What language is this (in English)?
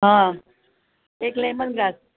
Gujarati